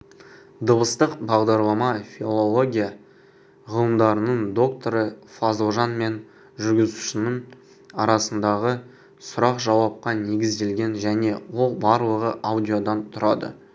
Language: Kazakh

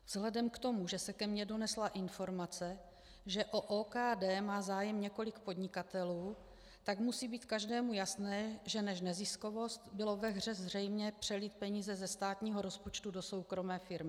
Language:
Czech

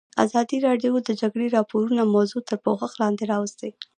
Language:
Pashto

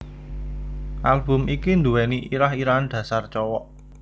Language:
Javanese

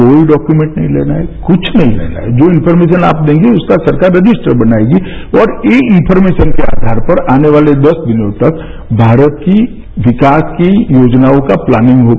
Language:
Hindi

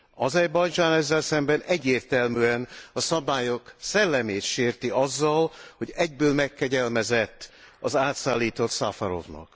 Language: Hungarian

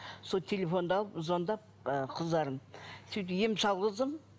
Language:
Kazakh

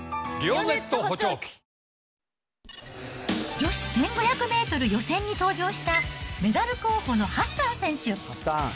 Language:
Japanese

